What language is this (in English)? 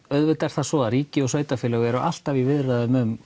Icelandic